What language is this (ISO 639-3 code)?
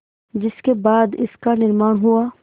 hin